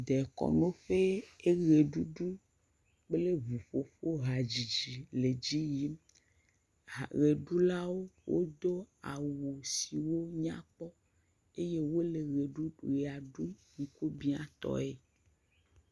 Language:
Ewe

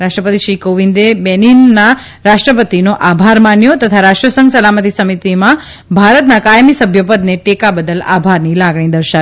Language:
Gujarati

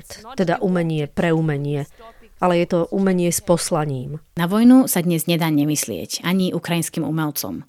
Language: Slovak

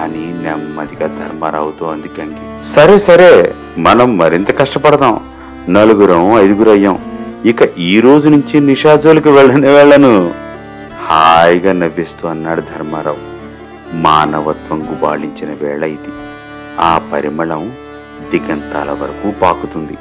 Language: Telugu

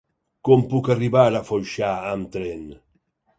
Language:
Catalan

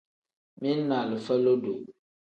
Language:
Tem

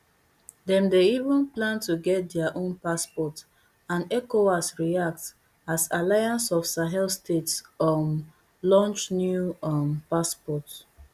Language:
Nigerian Pidgin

